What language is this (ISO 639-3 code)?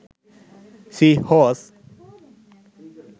sin